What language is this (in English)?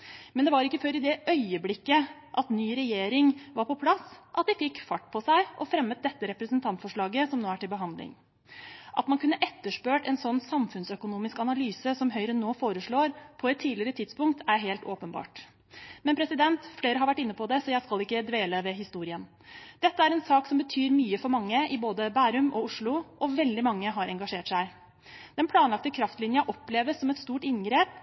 Norwegian Bokmål